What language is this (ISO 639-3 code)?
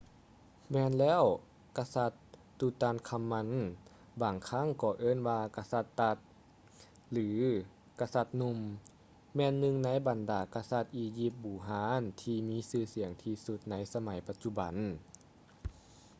lao